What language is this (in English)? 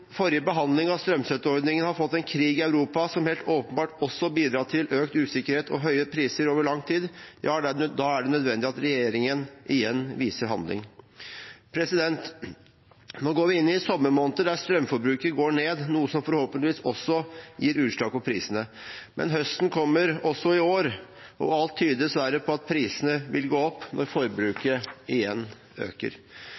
Norwegian Bokmål